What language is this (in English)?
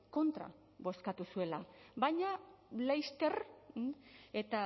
Basque